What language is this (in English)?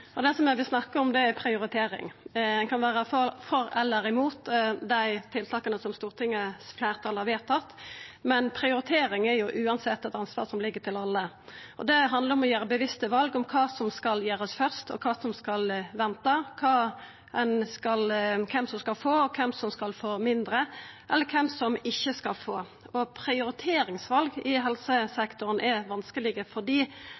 Norwegian Nynorsk